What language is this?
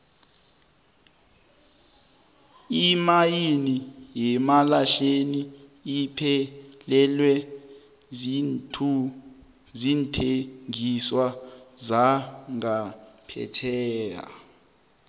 South Ndebele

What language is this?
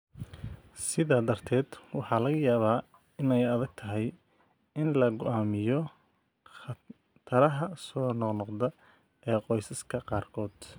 Somali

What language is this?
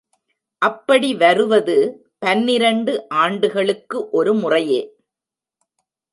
Tamil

